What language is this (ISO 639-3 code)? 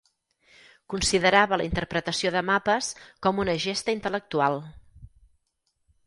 cat